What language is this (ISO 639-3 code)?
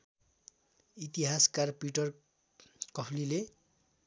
nep